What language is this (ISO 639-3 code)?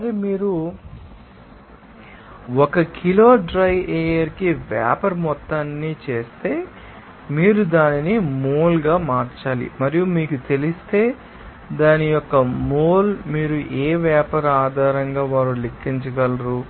tel